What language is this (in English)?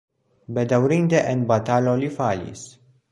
Esperanto